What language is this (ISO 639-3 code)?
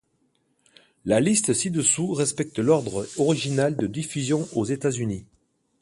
fra